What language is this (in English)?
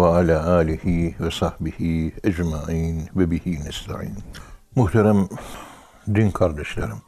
Turkish